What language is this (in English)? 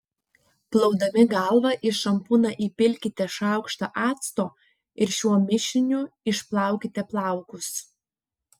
Lithuanian